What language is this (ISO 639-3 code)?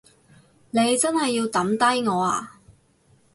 yue